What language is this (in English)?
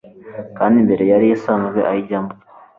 Kinyarwanda